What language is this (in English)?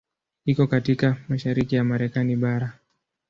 Swahili